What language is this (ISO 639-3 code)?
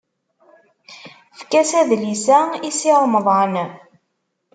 kab